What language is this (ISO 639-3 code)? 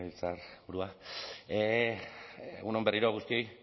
eus